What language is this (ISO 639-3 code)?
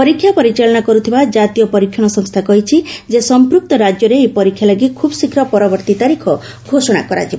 ori